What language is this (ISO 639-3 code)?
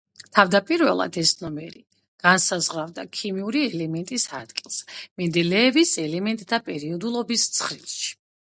kat